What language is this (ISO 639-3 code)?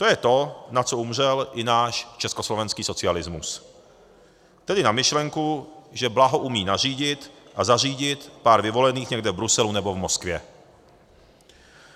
ces